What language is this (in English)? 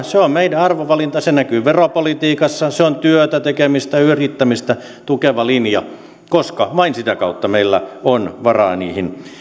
Finnish